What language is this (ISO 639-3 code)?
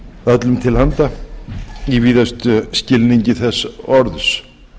isl